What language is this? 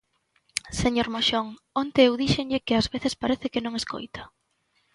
Galician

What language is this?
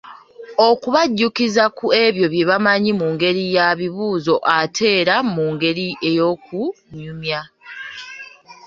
Ganda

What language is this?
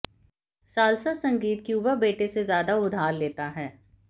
Hindi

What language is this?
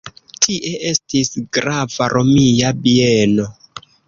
Esperanto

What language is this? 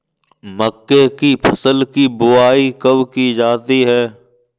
Hindi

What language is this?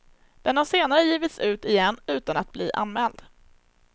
Swedish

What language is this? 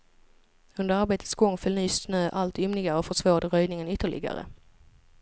Swedish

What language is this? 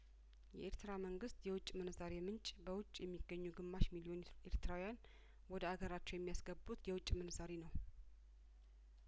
Amharic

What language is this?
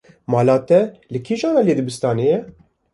Kurdish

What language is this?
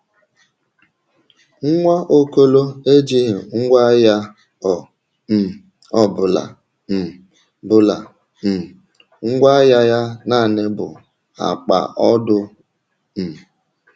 Igbo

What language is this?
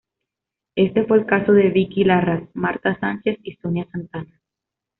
Spanish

